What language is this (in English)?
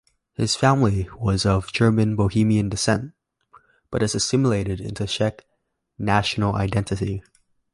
English